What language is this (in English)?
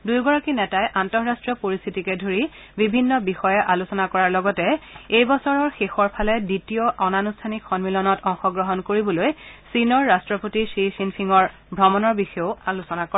Assamese